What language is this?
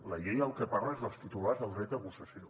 Catalan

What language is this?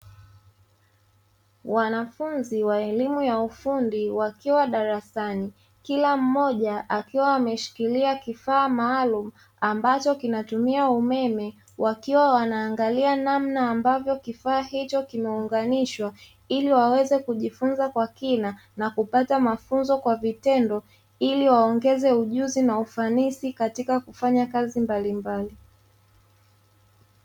Swahili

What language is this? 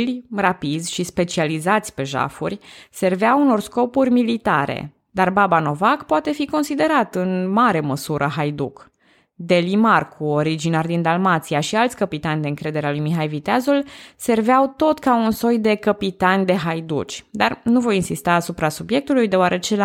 Romanian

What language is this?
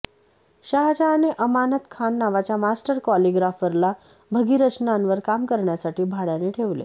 Marathi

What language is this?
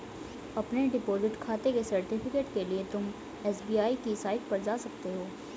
Hindi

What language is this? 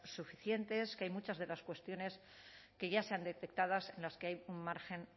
Spanish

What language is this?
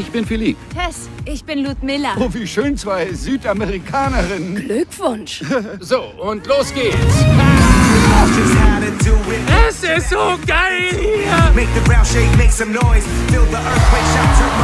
German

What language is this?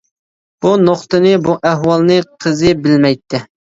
Uyghur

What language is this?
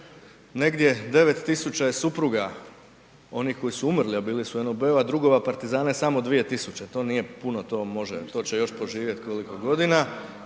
Croatian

